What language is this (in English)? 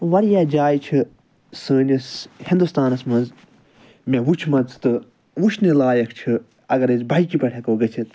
Kashmiri